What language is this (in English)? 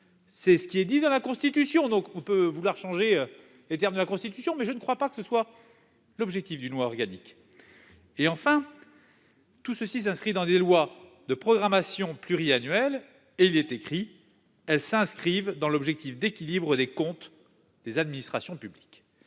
French